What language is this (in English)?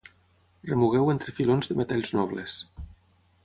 Catalan